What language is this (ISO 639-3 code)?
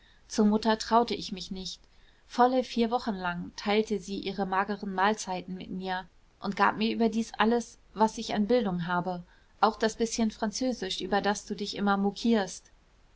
deu